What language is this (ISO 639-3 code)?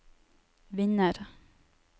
nor